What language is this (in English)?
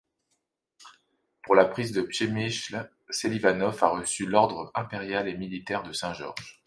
French